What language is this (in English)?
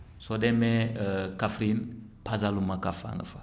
Wolof